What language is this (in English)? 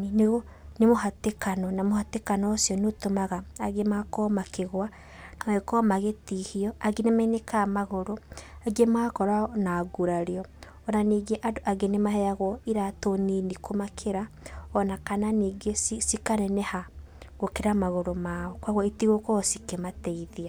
Kikuyu